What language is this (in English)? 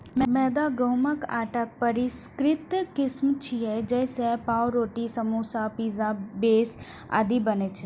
Maithili